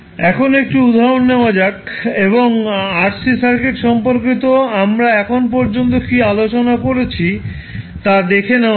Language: Bangla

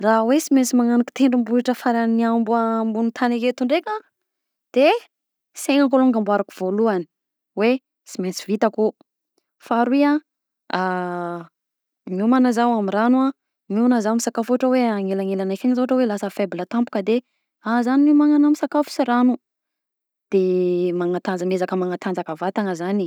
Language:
Southern Betsimisaraka Malagasy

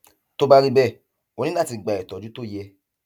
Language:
Yoruba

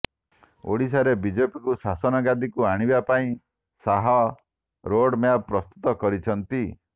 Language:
Odia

